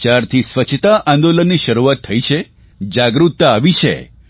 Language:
Gujarati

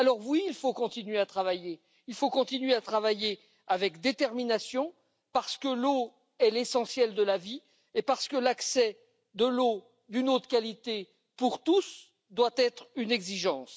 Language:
French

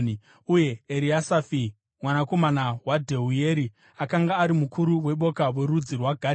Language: Shona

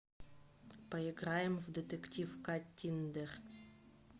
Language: Russian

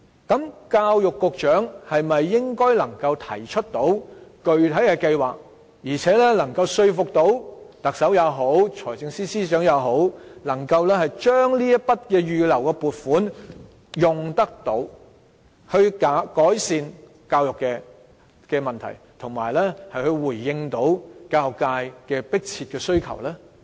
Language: Cantonese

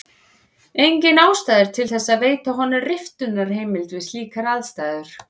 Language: Icelandic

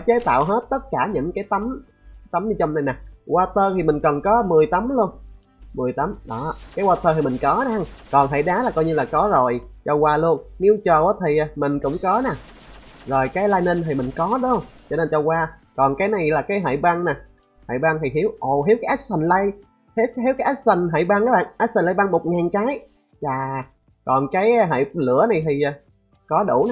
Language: Vietnamese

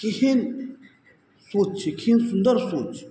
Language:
Maithili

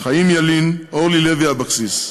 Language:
Hebrew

